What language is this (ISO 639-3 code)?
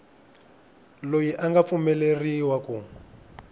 tso